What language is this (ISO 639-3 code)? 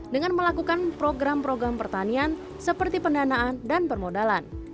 ind